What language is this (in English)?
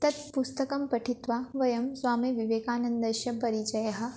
Sanskrit